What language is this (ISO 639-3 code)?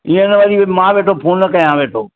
snd